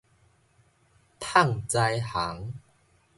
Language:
Min Nan Chinese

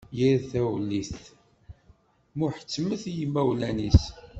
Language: Kabyle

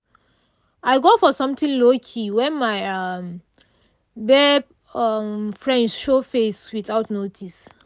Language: Nigerian Pidgin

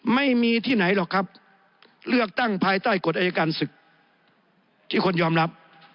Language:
Thai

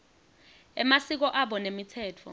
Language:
Swati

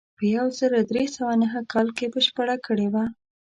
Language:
Pashto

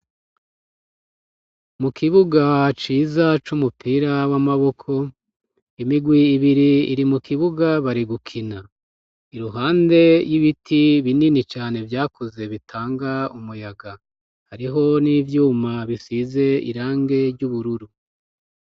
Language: Rundi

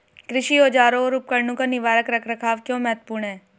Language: Hindi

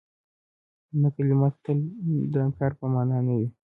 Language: Pashto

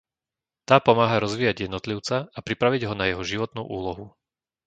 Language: Slovak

